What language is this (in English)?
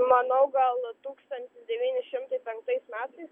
Lithuanian